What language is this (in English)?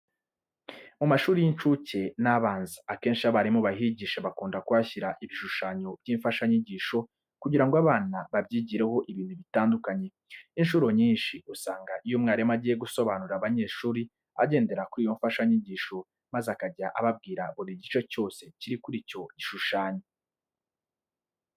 Kinyarwanda